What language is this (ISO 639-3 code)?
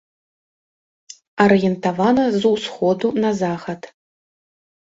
bel